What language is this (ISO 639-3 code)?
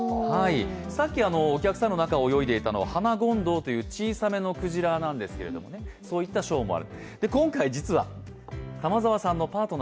jpn